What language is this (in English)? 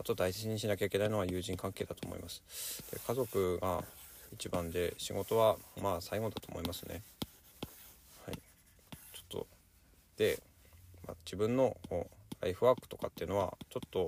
Japanese